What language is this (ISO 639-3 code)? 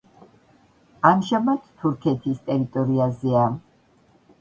kat